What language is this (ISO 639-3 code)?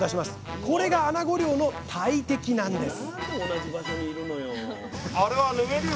jpn